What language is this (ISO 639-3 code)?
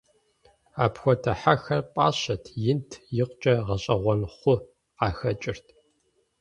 kbd